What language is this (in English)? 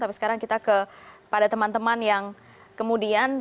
Indonesian